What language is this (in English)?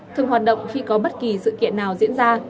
Vietnamese